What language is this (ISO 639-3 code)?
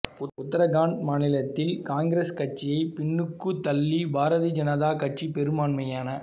tam